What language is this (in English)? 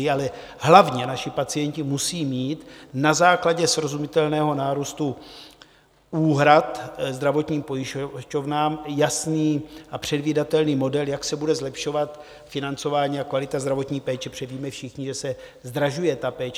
Czech